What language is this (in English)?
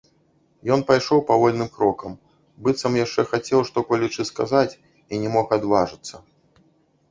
Belarusian